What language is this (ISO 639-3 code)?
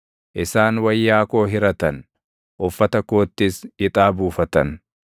orm